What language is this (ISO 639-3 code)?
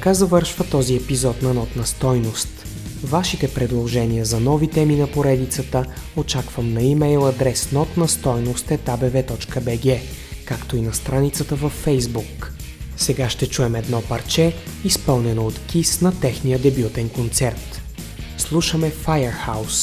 bul